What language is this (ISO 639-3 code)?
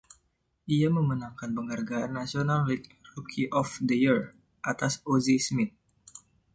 ind